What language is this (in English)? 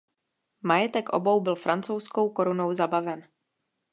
Czech